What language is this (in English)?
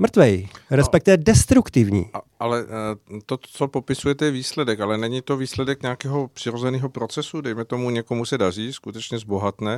Czech